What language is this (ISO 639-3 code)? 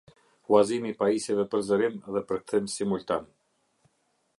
sqi